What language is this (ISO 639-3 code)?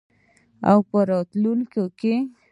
pus